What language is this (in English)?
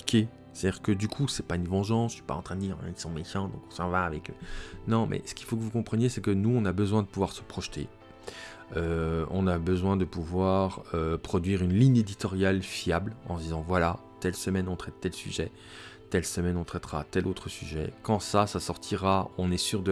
French